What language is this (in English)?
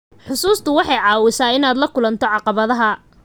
Somali